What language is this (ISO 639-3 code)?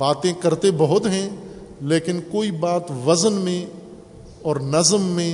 urd